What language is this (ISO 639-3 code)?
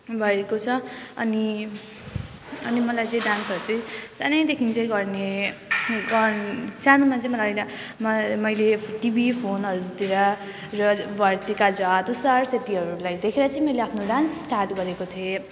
nep